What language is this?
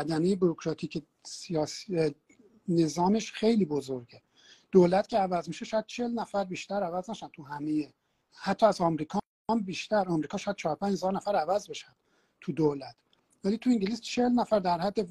Persian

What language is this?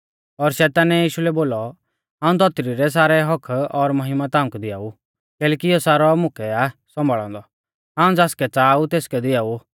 Mahasu Pahari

